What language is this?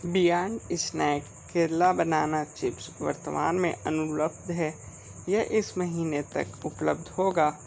Hindi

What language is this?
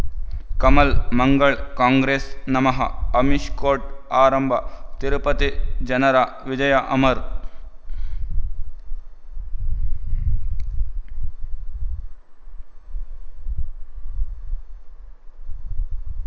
Kannada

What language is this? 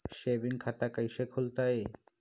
Magahi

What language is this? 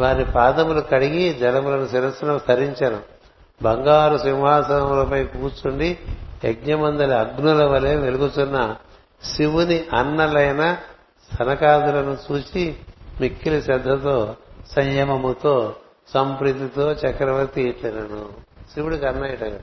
Telugu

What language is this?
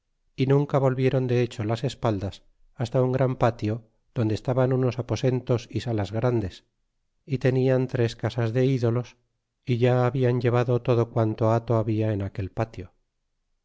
Spanish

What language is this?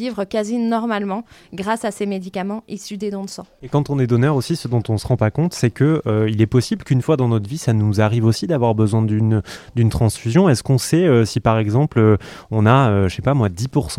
French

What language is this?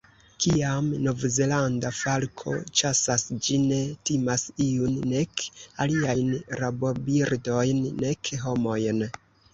Esperanto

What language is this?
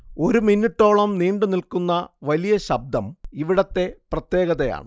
Malayalam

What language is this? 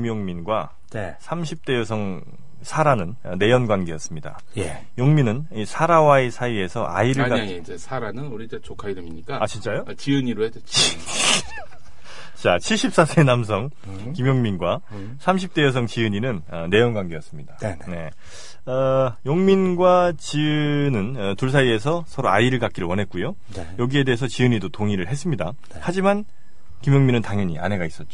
Korean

